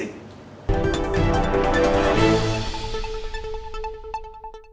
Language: Vietnamese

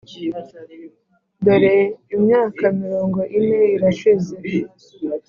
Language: Kinyarwanda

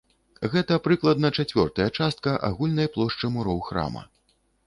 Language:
Belarusian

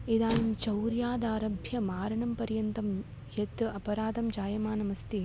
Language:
Sanskrit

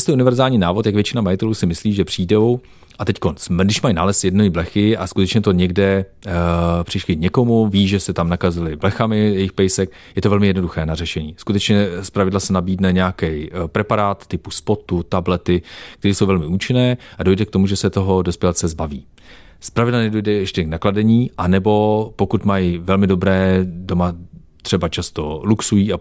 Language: Czech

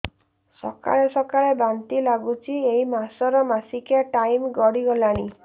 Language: Odia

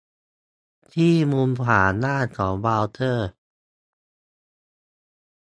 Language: Thai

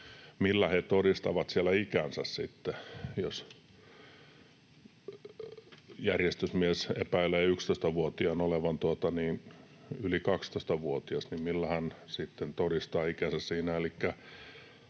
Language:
Finnish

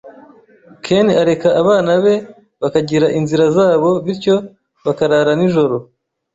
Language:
Kinyarwanda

